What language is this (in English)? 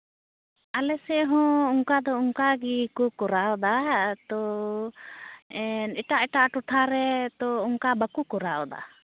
Santali